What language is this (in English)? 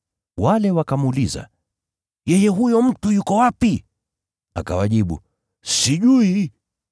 Swahili